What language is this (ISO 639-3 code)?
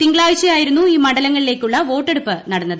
mal